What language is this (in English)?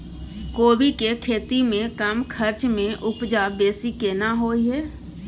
Maithili